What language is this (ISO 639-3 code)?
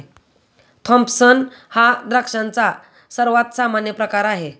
mar